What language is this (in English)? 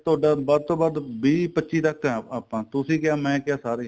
Punjabi